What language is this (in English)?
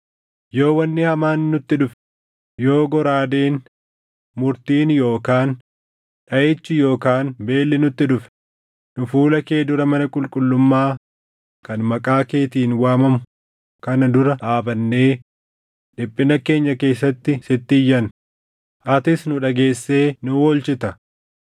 Oromo